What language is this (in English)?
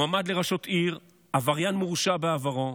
Hebrew